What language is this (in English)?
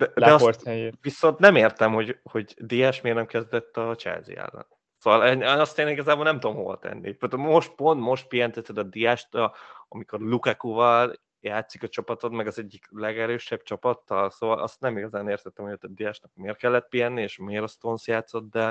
Hungarian